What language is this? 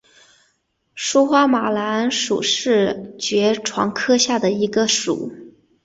Chinese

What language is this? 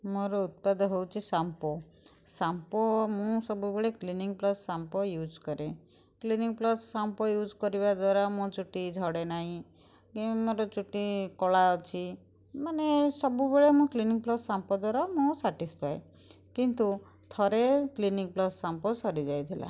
Odia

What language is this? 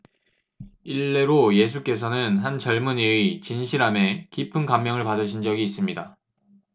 Korean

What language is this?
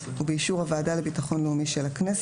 Hebrew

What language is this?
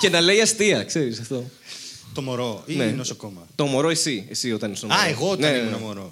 Greek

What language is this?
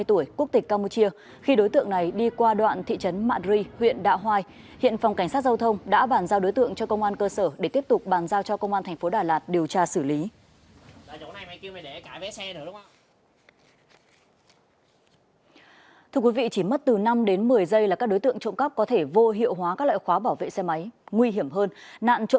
Vietnamese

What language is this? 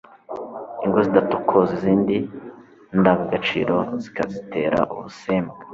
Kinyarwanda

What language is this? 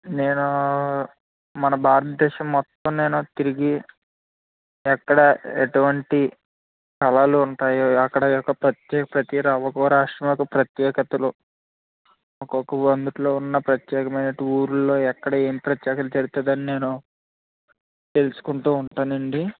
Telugu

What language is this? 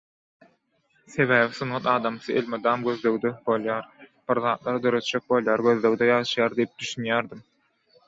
Turkmen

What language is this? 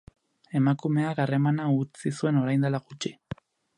Basque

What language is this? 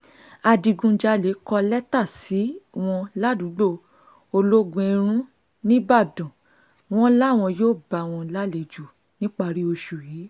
Yoruba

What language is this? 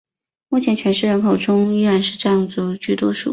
Chinese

